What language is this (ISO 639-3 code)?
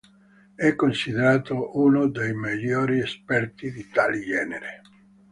ita